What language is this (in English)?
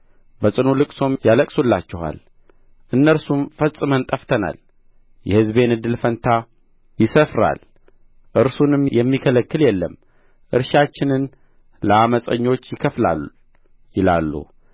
Amharic